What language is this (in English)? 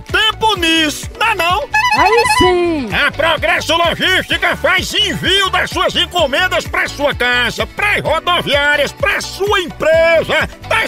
Portuguese